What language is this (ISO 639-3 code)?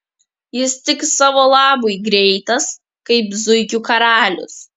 lit